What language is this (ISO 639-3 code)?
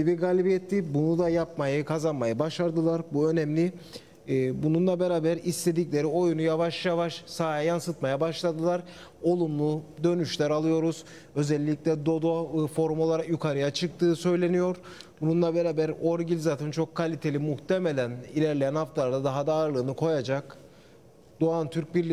tur